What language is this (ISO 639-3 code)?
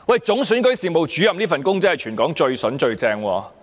yue